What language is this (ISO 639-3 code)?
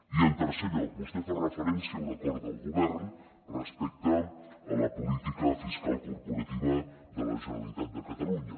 cat